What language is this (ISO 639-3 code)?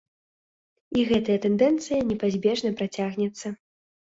bel